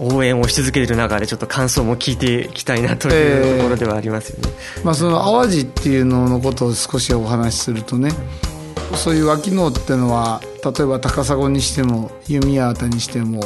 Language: Japanese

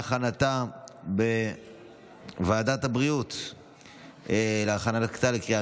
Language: Hebrew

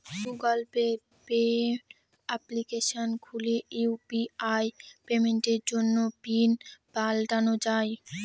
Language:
Bangla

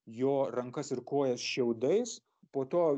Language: Lithuanian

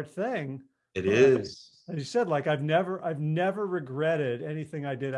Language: English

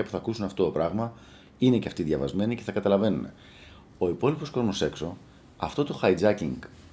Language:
Greek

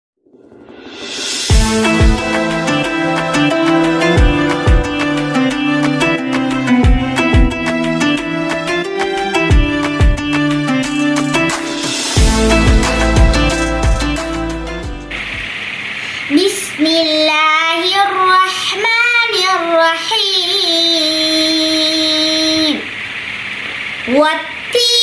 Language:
Arabic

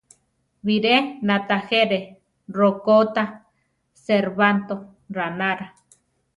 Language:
Central Tarahumara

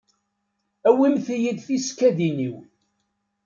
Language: Kabyle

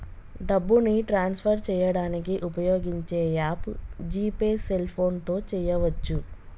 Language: Telugu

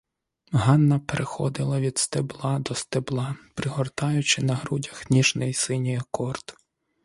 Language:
Ukrainian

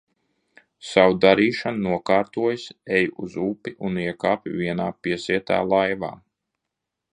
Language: Latvian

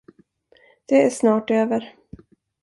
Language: Swedish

